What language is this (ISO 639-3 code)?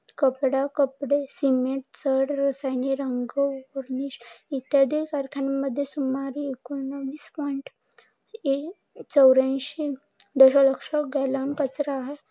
mar